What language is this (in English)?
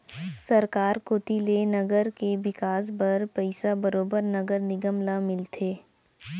Chhattisgarhi